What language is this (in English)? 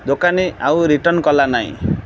Odia